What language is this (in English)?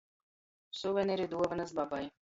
Latgalian